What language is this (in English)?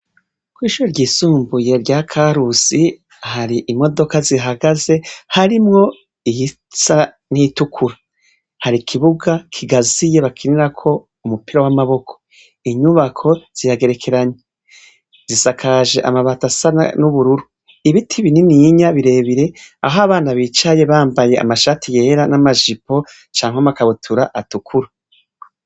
Rundi